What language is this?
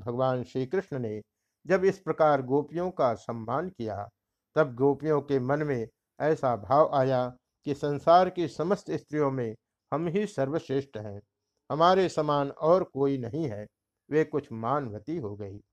Hindi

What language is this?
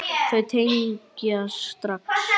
Icelandic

